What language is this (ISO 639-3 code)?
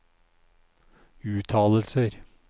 nor